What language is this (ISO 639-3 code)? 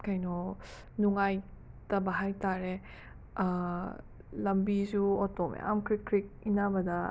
mni